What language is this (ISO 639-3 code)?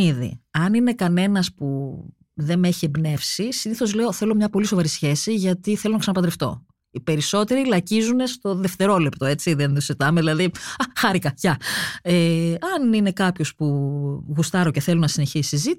ell